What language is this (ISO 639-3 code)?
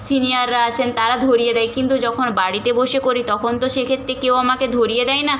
ben